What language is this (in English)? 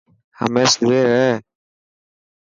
Dhatki